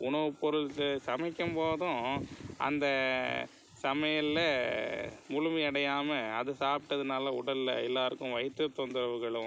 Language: Tamil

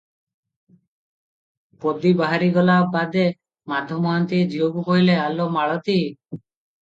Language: Odia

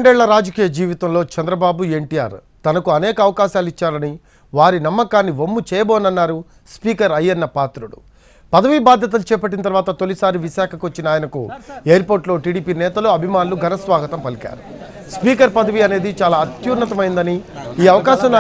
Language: Telugu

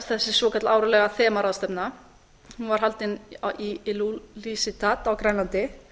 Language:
Icelandic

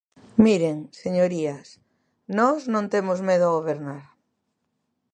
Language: Galician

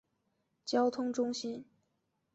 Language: Chinese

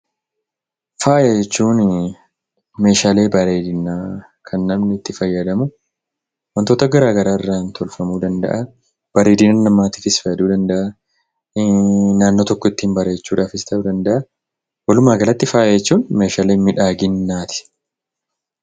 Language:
Oromo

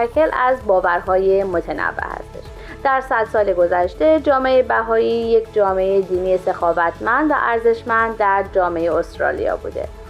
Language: Persian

